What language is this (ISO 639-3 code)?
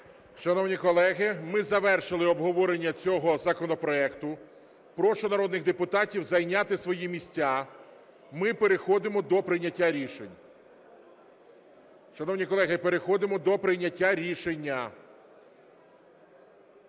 ukr